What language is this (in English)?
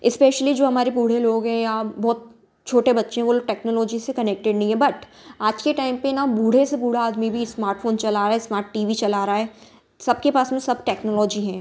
Hindi